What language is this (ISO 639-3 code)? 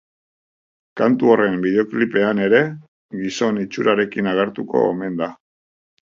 eus